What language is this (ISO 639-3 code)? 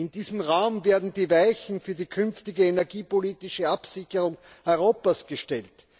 deu